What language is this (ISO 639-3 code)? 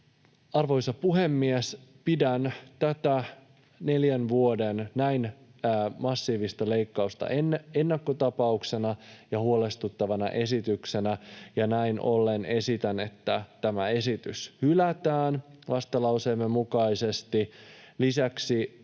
fin